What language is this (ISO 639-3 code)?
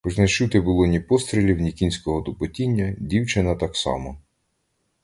ukr